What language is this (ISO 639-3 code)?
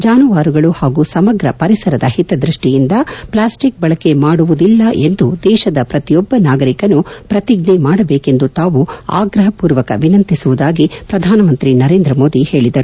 kan